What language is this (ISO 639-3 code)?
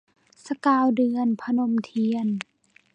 tha